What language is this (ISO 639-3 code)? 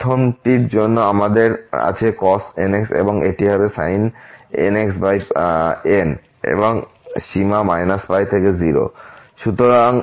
ben